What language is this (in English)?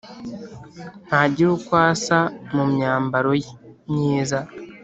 Kinyarwanda